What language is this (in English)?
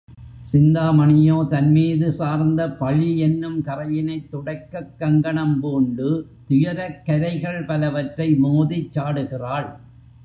Tamil